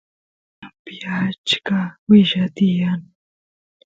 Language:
Santiago del Estero Quichua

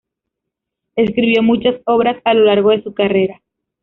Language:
Spanish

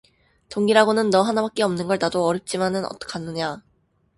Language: Korean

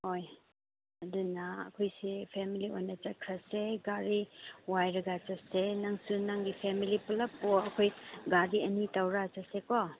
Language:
Manipuri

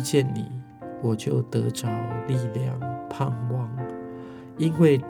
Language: Chinese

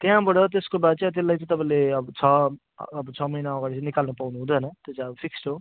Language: Nepali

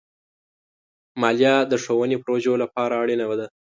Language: Pashto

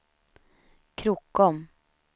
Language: Swedish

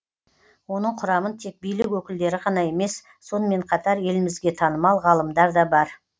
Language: Kazakh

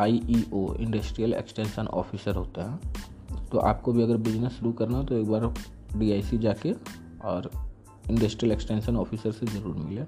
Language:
Hindi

